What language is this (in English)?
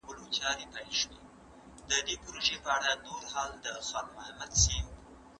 Pashto